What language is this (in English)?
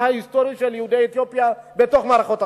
Hebrew